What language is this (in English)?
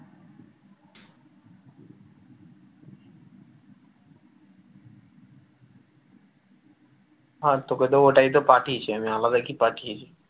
Bangla